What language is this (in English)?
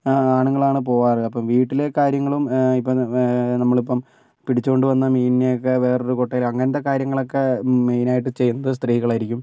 Malayalam